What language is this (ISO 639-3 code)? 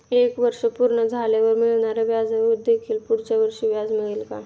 mar